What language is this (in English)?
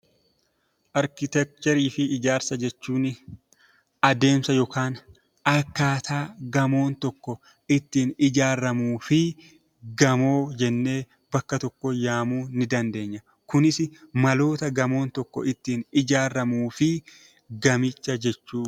Oromo